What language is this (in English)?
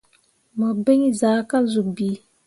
Mundang